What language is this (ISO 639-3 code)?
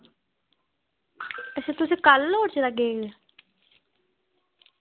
doi